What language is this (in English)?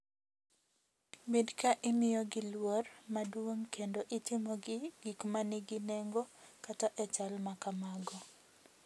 Luo (Kenya and Tanzania)